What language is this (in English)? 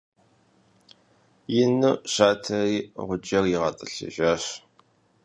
Kabardian